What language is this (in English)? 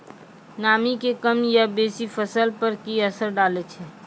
Maithili